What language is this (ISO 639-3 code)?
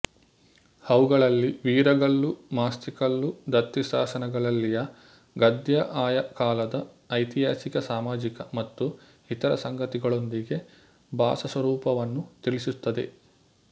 kan